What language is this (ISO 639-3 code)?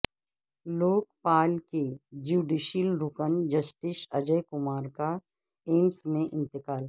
urd